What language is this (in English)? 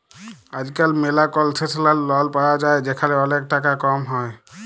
Bangla